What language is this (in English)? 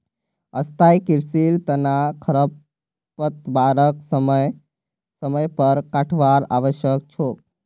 Magahi